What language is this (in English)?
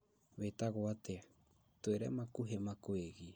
Kikuyu